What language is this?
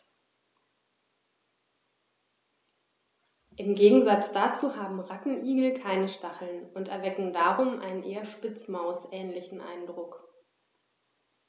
German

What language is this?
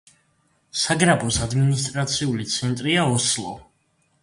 Georgian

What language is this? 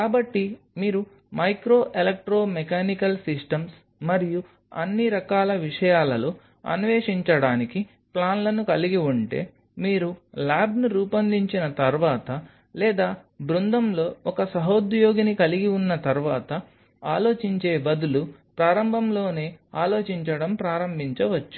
Telugu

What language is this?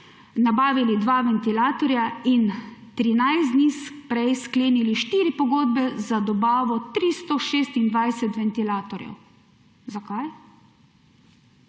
Slovenian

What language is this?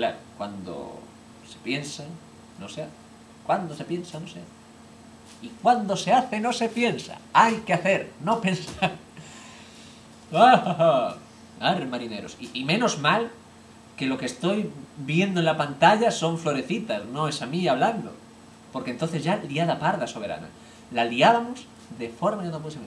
Spanish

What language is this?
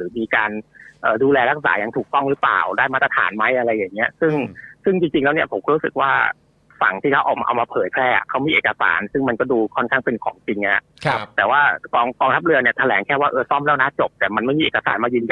Thai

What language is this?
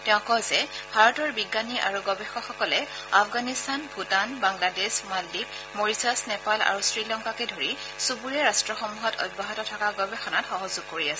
Assamese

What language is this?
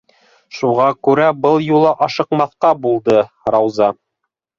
Bashkir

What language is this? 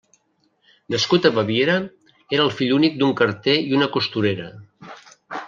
Catalan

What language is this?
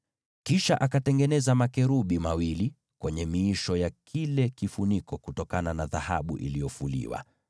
Swahili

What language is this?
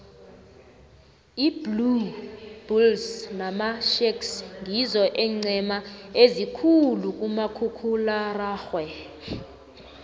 South Ndebele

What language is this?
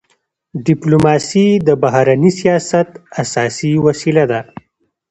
Pashto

